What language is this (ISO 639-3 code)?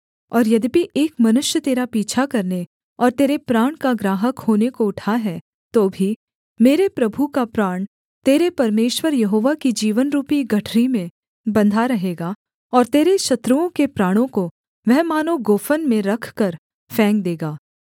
hin